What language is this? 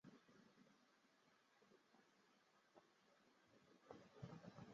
Chinese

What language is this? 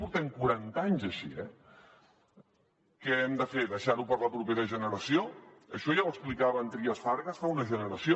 Catalan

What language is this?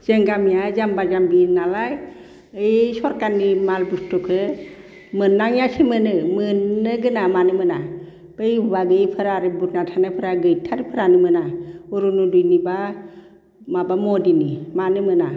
Bodo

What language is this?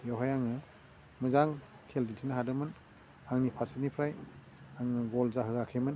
Bodo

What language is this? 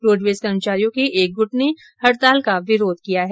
Hindi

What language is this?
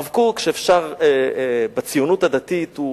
Hebrew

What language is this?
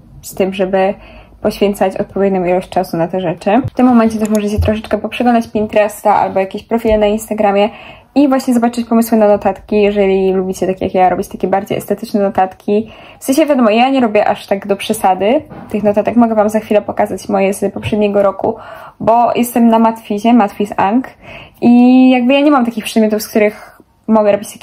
Polish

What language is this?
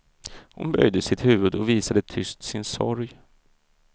Swedish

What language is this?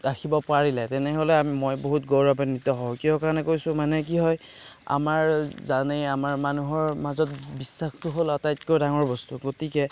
Assamese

